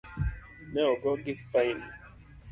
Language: Luo (Kenya and Tanzania)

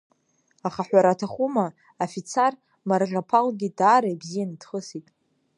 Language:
Abkhazian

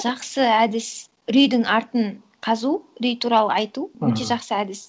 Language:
Kazakh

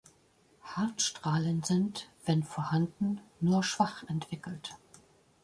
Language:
German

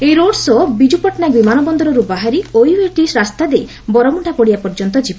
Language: Odia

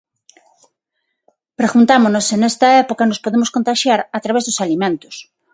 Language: Galician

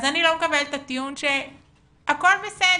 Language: Hebrew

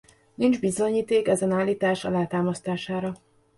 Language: Hungarian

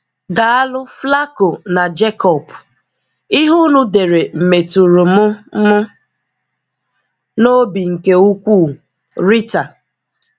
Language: Igbo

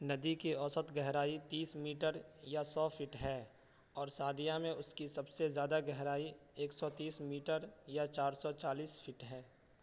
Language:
Urdu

